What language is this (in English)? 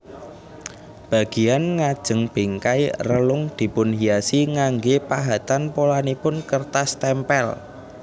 Javanese